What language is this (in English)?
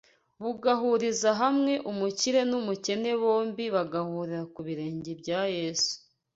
Kinyarwanda